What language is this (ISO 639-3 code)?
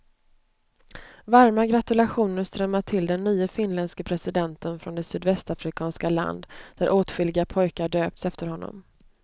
swe